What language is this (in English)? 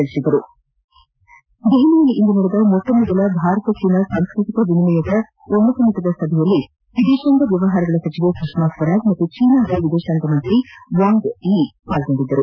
Kannada